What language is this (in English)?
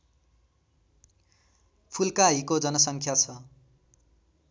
Nepali